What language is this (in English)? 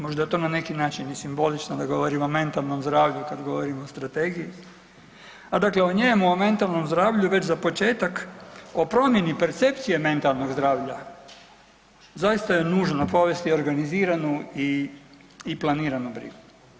Croatian